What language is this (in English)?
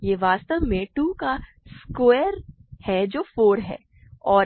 Hindi